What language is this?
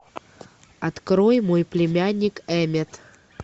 Russian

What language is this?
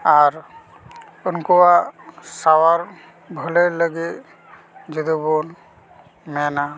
Santali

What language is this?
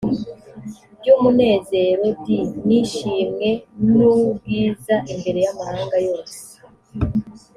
Kinyarwanda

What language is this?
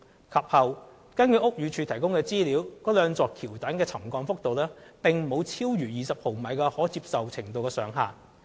Cantonese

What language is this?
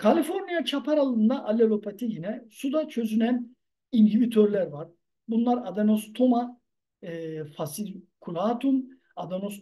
Turkish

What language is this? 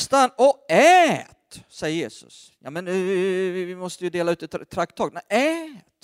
Swedish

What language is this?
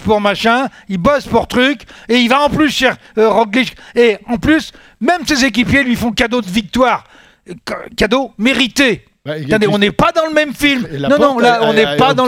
French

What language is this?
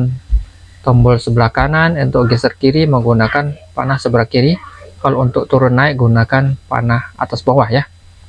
Indonesian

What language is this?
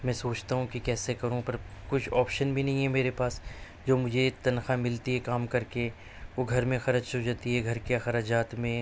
Urdu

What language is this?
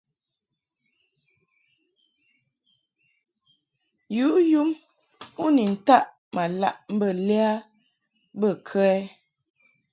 Mungaka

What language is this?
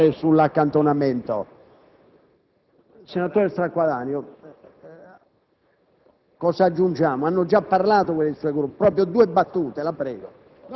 Italian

